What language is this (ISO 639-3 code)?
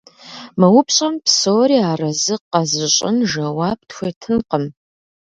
kbd